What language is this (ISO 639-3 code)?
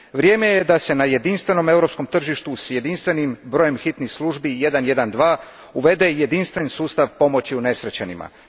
hrv